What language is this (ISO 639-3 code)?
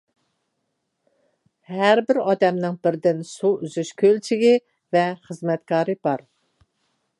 uig